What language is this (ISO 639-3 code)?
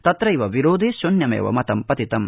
san